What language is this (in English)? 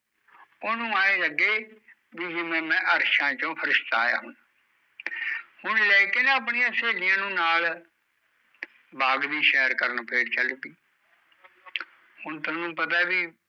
Punjabi